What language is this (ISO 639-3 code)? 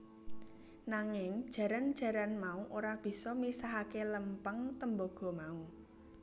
jav